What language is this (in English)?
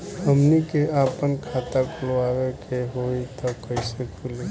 Bhojpuri